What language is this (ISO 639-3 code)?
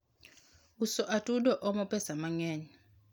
luo